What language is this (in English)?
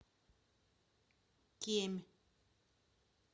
Russian